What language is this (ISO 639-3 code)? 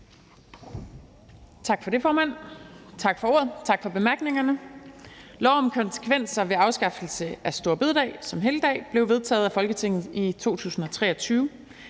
dan